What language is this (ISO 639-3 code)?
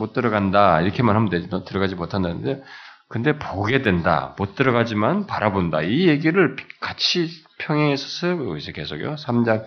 kor